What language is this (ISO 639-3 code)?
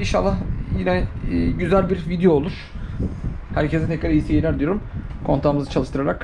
tur